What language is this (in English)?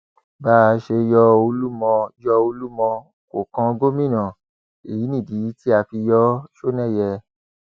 Yoruba